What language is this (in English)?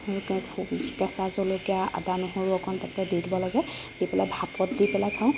Assamese